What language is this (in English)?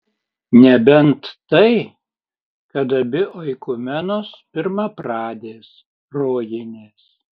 Lithuanian